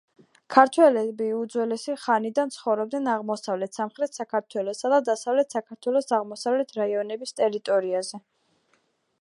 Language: Georgian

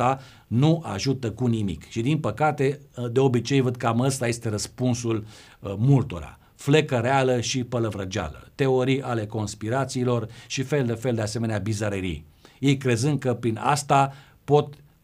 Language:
Romanian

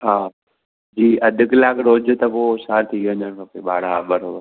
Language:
Sindhi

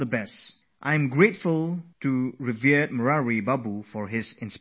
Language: English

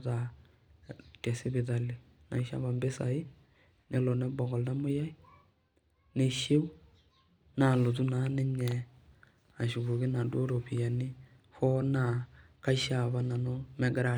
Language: Masai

